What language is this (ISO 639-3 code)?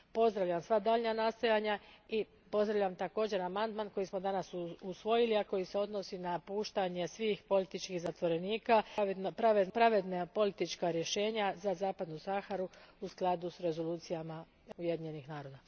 hrv